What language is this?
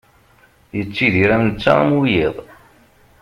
Kabyle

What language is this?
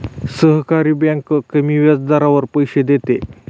Marathi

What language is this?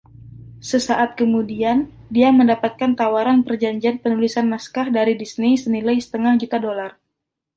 Indonesian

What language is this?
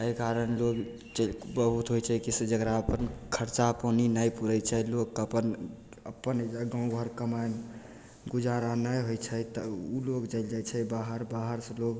Maithili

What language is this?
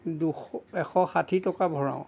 Assamese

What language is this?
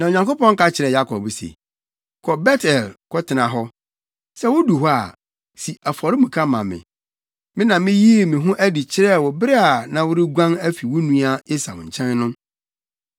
Akan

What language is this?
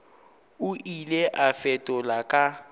Northern Sotho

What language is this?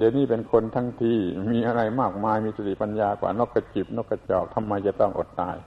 Thai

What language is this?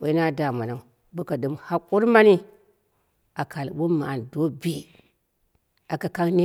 Dera (Nigeria)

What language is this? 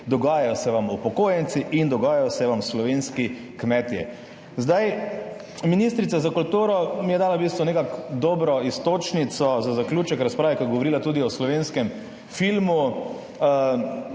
Slovenian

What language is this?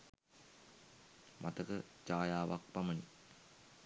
Sinhala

